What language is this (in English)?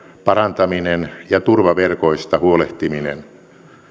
Finnish